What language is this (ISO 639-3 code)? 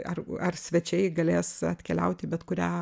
lit